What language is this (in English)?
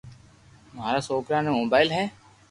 Loarki